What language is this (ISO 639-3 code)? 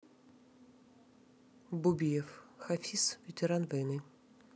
rus